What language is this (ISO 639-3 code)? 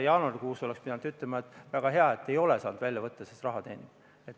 est